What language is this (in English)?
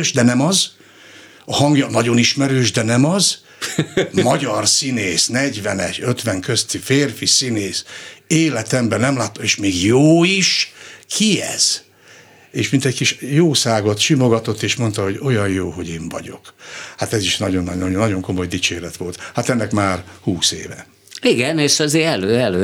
Hungarian